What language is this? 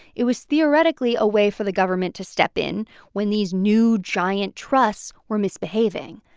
English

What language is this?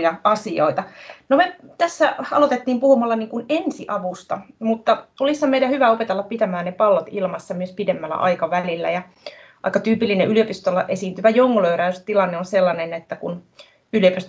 Finnish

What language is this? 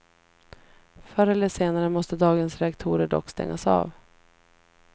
Swedish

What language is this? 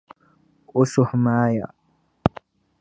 Dagbani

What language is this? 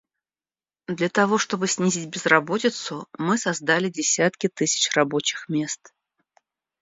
Russian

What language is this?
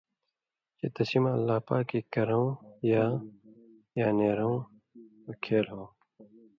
Indus Kohistani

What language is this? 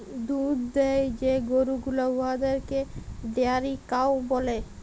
Bangla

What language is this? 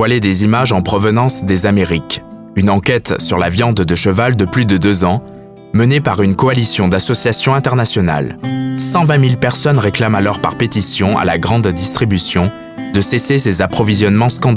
French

